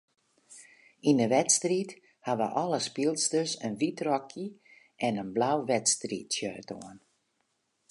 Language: Western Frisian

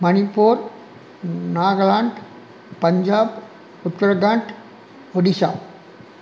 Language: Tamil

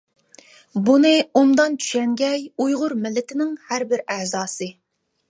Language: Uyghur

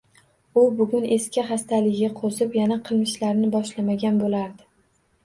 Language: Uzbek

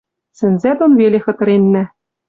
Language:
Western Mari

